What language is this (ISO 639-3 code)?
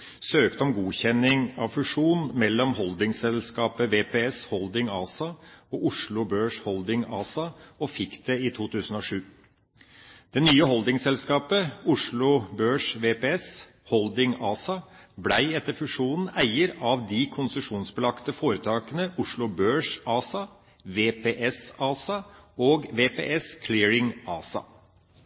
nob